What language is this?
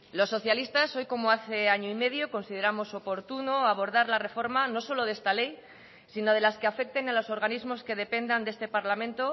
Spanish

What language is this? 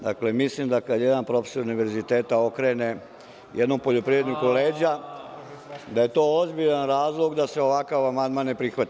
Serbian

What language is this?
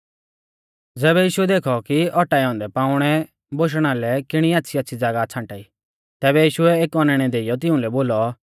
Mahasu Pahari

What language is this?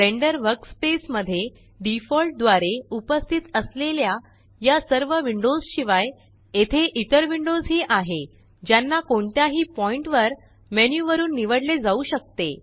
Marathi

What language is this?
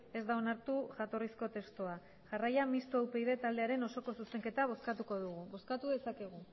Basque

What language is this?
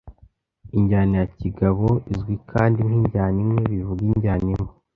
Kinyarwanda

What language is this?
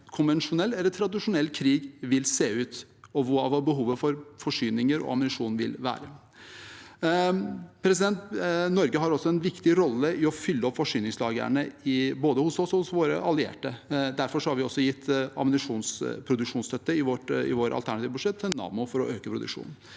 Norwegian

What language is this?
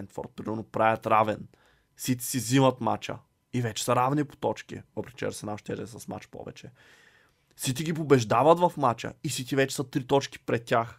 Bulgarian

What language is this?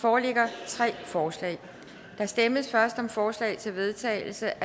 Danish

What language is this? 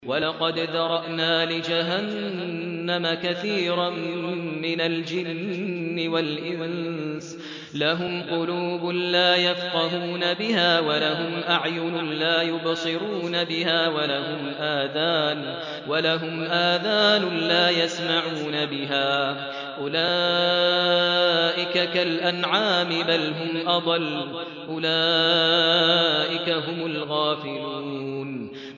Arabic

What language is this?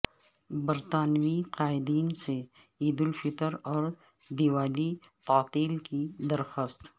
Urdu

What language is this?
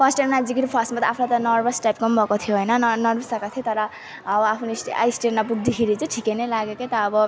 Nepali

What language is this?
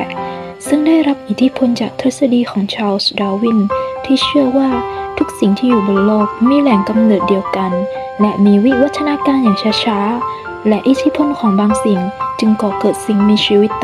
Thai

